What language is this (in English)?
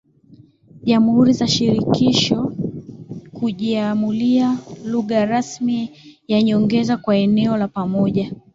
Swahili